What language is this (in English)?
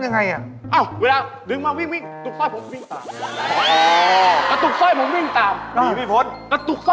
Thai